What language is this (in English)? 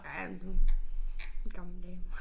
Danish